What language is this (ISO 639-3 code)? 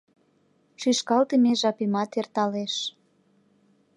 chm